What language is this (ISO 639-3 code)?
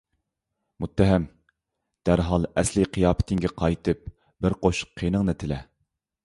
uig